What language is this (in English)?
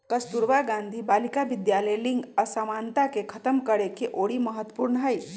Magahi